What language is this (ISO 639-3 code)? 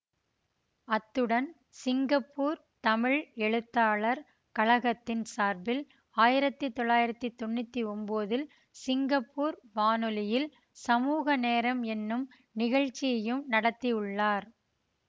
tam